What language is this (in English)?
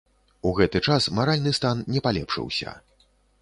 Belarusian